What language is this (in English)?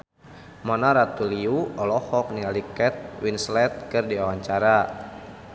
Sundanese